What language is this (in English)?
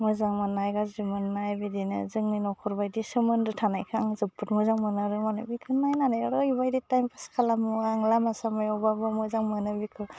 Bodo